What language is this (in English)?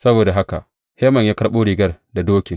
Hausa